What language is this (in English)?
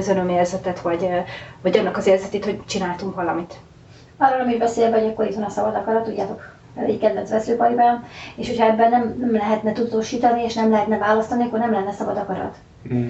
Hungarian